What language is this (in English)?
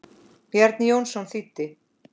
Icelandic